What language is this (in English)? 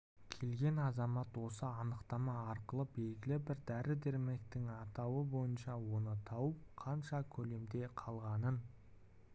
Kazakh